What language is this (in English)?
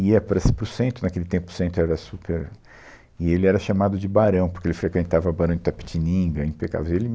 Portuguese